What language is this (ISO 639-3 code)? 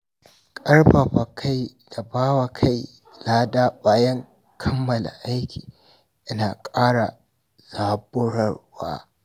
hau